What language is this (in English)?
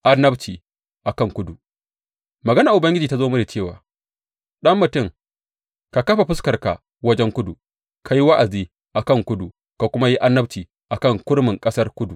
Hausa